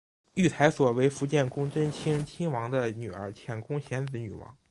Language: Chinese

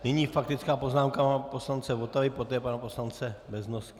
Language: Czech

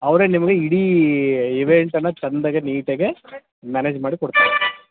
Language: Kannada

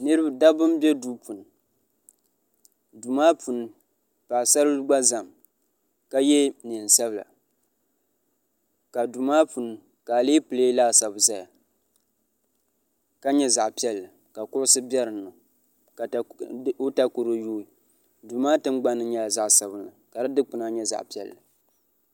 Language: Dagbani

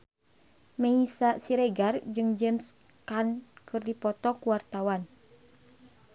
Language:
Sundanese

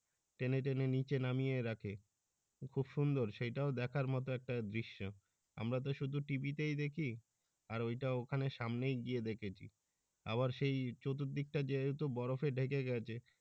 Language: Bangla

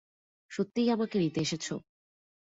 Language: Bangla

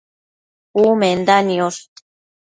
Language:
Matsés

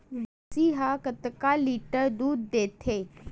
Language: Chhattisgarhi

